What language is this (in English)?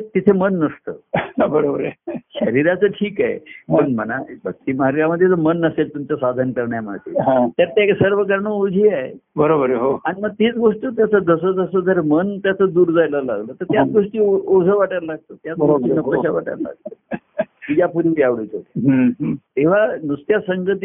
Marathi